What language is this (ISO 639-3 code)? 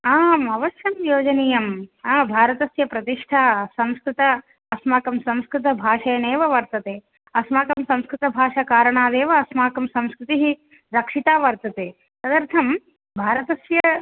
san